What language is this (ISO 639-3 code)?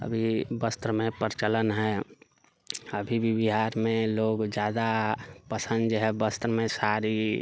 mai